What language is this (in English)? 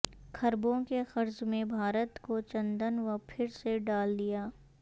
Urdu